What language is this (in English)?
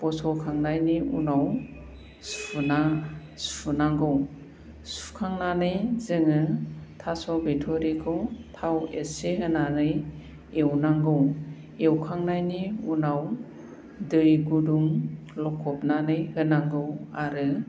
Bodo